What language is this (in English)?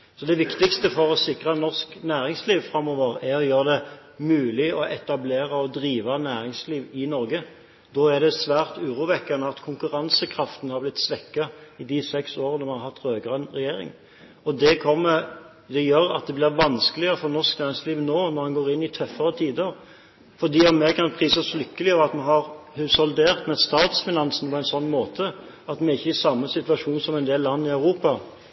Norwegian Bokmål